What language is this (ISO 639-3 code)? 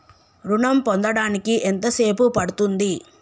tel